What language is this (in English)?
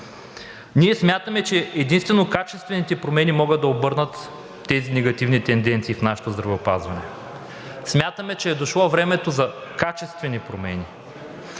Bulgarian